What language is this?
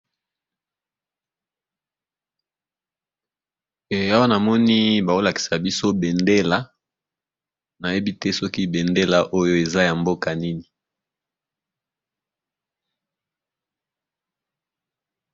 Lingala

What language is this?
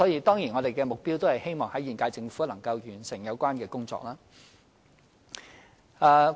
Cantonese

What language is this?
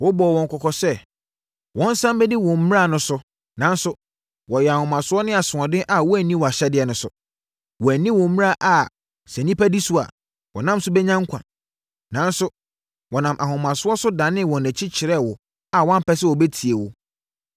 Akan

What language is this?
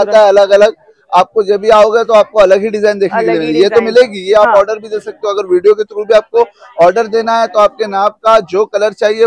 Hindi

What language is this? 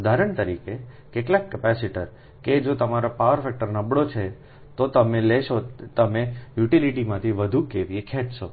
Gujarati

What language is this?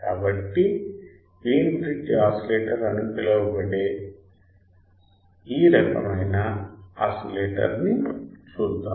Telugu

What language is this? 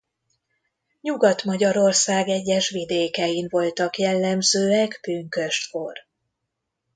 Hungarian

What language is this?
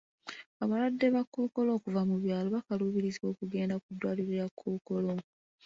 Ganda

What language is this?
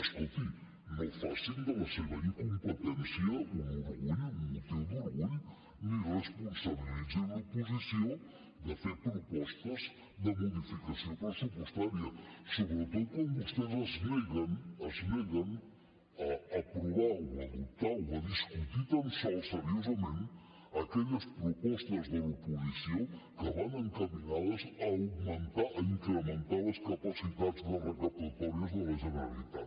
Catalan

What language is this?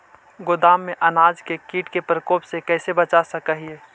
Magahi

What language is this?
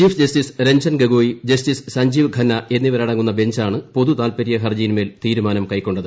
Malayalam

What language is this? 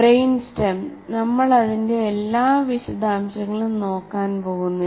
Malayalam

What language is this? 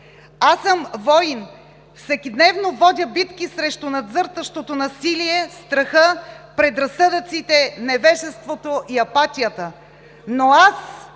Bulgarian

